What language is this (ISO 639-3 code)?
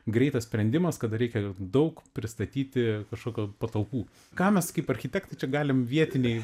lit